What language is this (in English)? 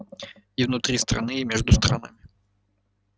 Russian